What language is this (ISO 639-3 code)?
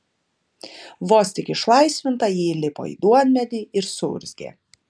lit